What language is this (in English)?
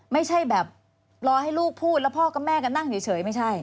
Thai